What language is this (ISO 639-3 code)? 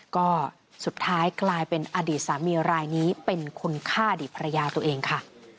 tha